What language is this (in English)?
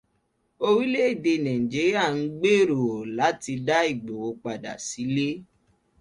Yoruba